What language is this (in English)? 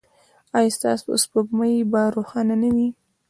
Pashto